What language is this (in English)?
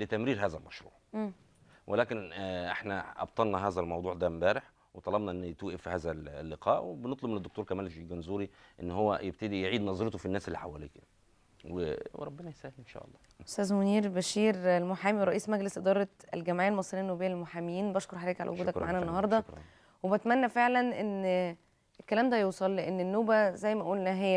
Arabic